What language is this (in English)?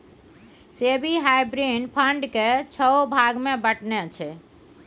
Maithili